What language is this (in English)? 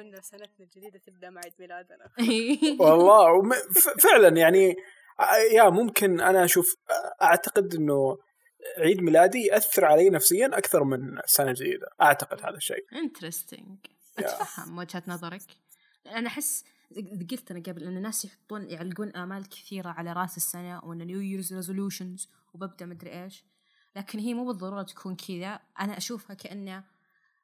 Arabic